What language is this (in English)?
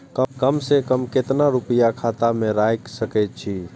Maithili